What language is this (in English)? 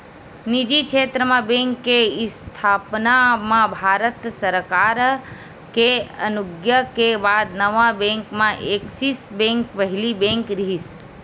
Chhattisgarhi